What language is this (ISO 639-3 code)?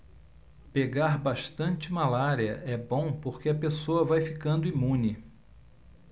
por